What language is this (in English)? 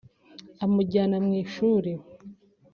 Kinyarwanda